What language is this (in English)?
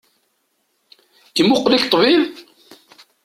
Kabyle